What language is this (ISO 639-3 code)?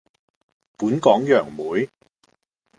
yue